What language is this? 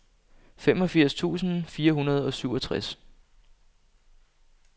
Danish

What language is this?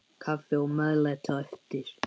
Icelandic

